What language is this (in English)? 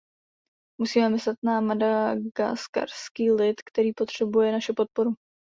Czech